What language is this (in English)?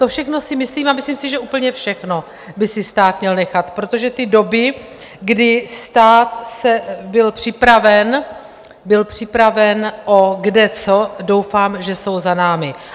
Czech